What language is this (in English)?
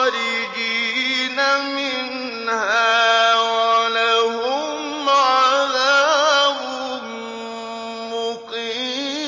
Arabic